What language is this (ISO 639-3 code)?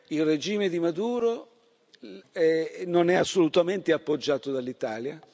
ita